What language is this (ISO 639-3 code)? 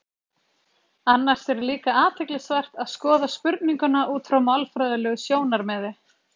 isl